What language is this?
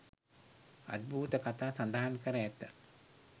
Sinhala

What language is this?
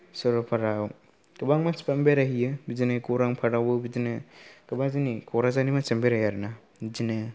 Bodo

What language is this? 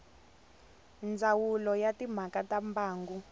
Tsonga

